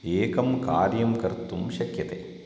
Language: Sanskrit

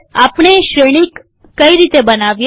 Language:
Gujarati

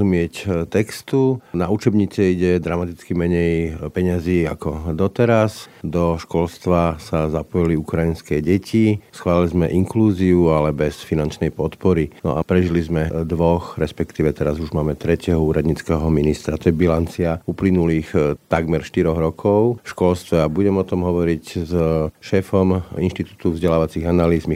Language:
Slovak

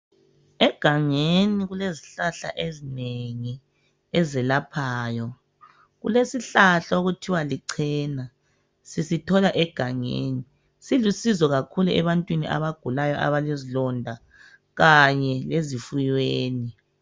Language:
North Ndebele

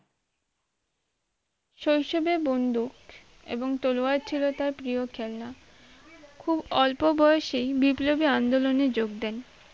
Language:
Bangla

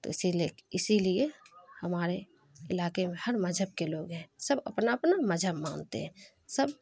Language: Urdu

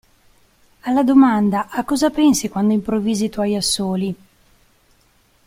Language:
Italian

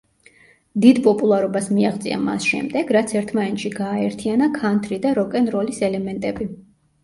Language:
Georgian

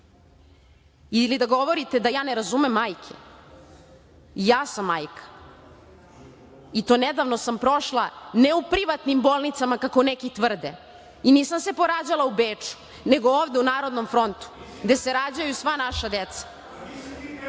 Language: Serbian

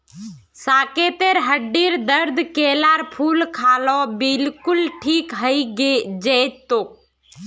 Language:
Magahi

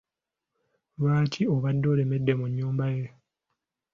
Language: Ganda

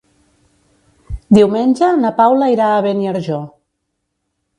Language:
Catalan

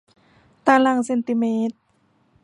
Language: Thai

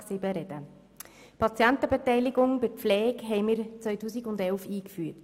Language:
Swiss German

